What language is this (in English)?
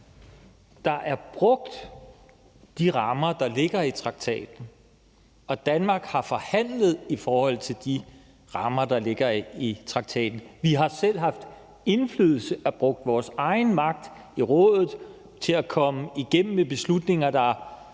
Danish